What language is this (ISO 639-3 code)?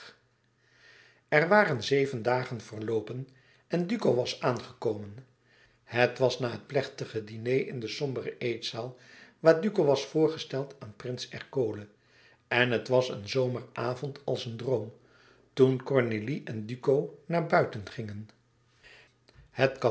nld